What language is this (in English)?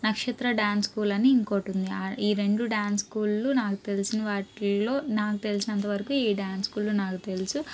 Telugu